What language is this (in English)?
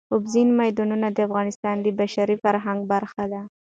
Pashto